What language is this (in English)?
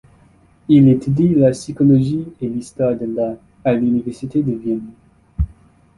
French